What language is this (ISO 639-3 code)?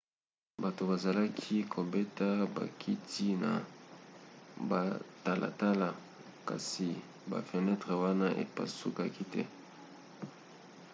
lin